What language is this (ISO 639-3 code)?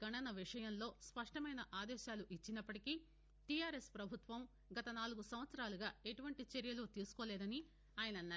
tel